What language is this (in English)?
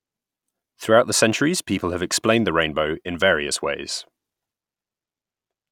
English